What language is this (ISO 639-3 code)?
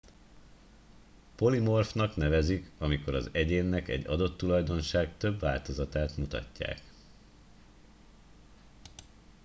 hun